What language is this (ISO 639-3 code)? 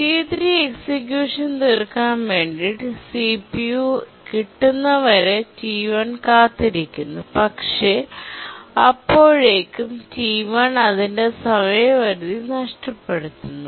mal